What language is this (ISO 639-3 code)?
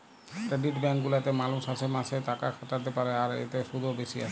ben